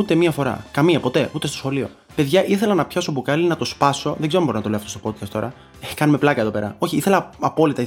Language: Greek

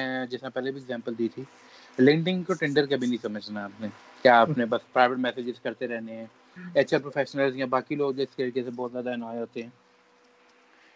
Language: Urdu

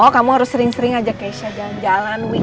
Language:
Indonesian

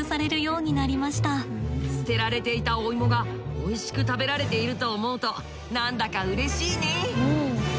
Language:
Japanese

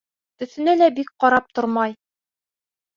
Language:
Bashkir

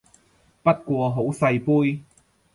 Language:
Cantonese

